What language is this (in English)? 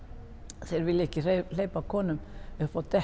Icelandic